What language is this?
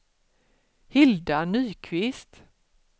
Swedish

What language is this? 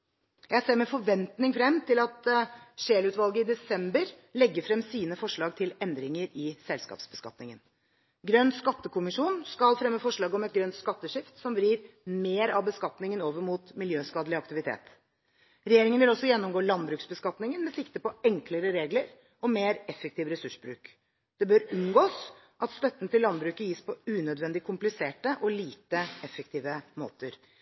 Norwegian Bokmål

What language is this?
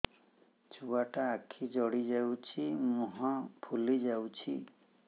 Odia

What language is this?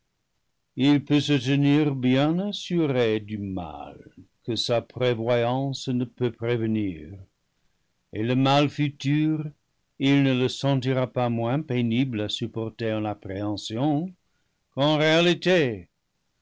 French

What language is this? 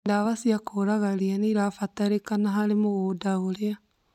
Kikuyu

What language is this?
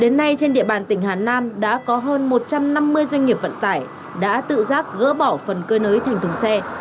Vietnamese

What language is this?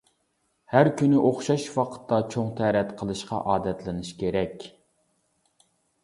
Uyghur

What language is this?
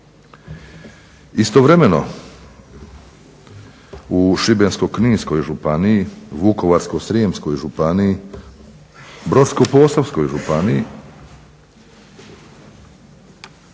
Croatian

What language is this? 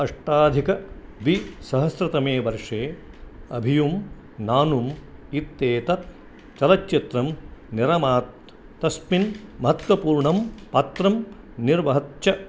Sanskrit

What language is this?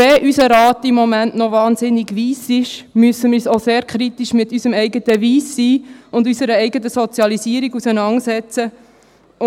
Swiss German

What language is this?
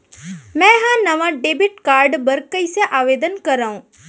Chhattisgarhi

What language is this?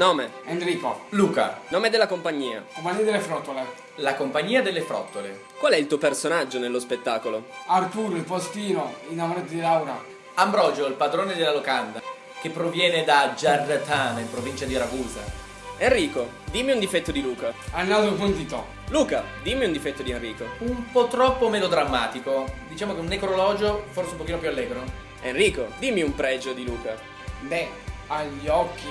Italian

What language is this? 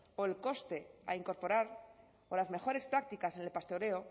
Spanish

